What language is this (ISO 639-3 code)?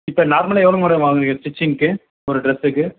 tam